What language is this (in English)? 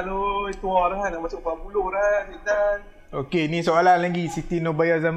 Malay